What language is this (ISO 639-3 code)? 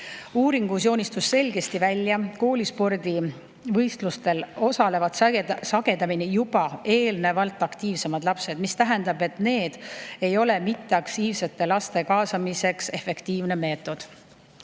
est